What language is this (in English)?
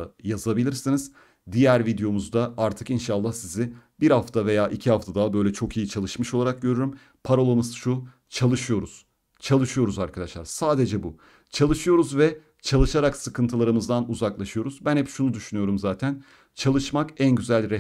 Turkish